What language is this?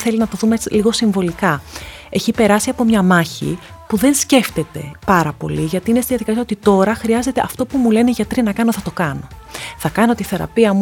Greek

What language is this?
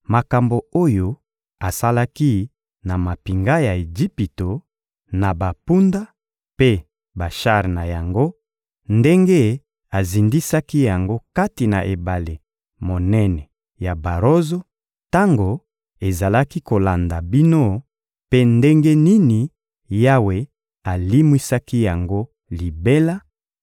Lingala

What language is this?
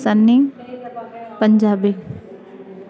Sindhi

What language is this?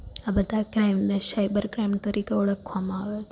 Gujarati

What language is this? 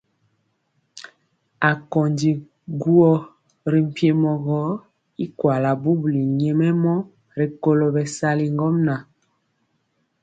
Mpiemo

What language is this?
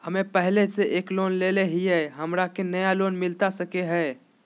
Magahi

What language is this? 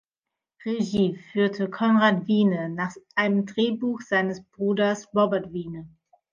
German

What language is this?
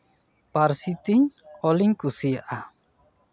Santali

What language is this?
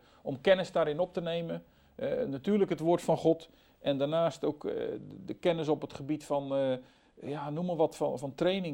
Dutch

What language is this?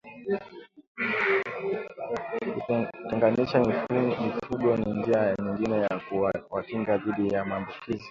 Swahili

